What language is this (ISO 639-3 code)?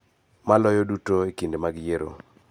luo